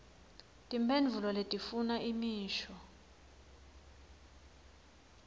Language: Swati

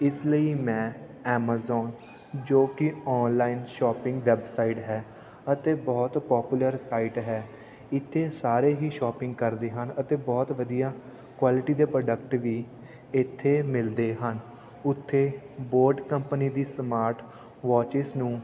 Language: Punjabi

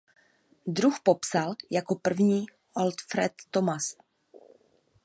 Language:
Czech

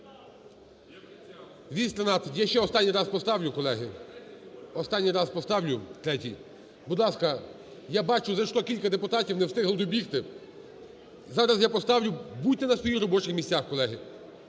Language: Ukrainian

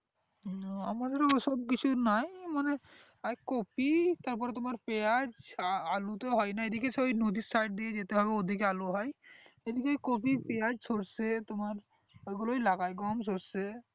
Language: Bangla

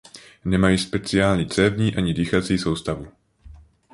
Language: Czech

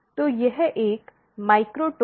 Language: Hindi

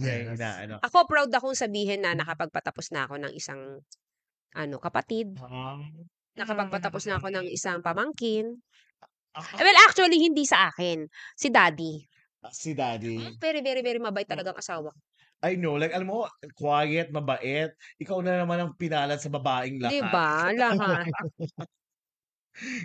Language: Filipino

